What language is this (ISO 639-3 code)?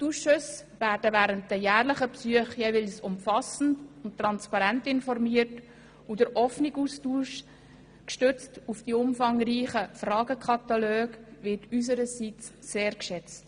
gsw